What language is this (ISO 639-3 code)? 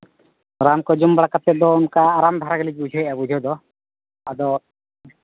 sat